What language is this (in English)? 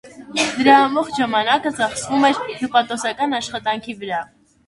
Armenian